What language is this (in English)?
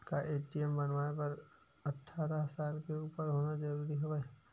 Chhattisgarhi